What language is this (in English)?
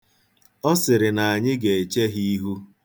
Igbo